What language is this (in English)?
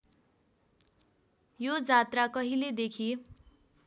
Nepali